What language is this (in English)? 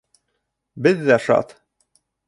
Bashkir